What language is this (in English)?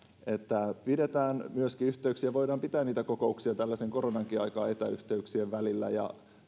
Finnish